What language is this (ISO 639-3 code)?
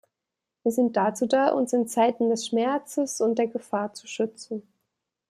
deu